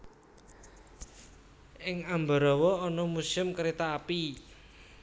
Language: Javanese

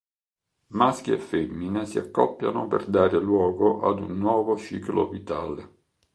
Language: Italian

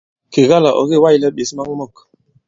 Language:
Bankon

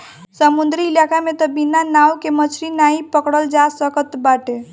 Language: Bhojpuri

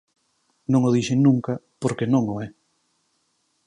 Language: Galician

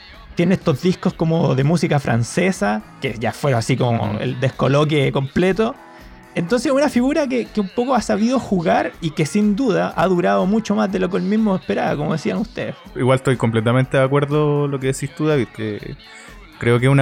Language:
Spanish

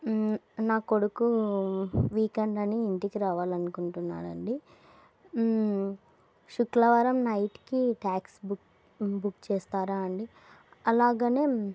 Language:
Telugu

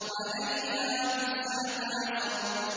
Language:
Arabic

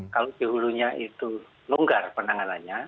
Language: Indonesian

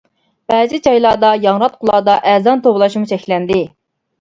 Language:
Uyghur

